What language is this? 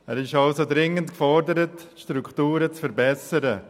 Swiss German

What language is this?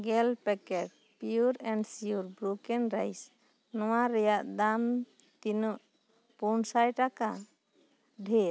Santali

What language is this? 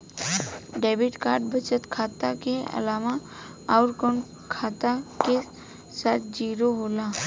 Bhojpuri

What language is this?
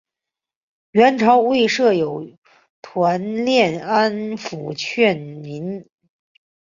Chinese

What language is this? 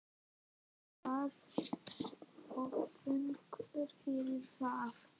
Icelandic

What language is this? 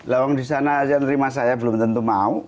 Indonesian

